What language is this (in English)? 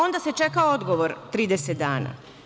Serbian